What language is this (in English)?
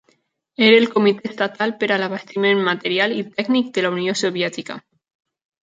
Catalan